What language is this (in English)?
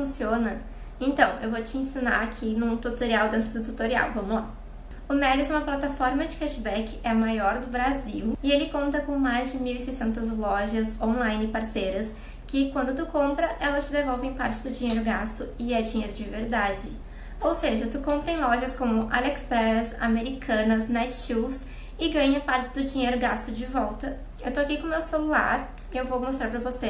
Portuguese